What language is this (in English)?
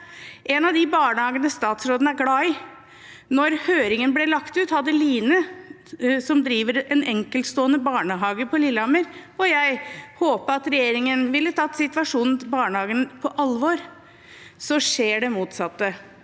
Norwegian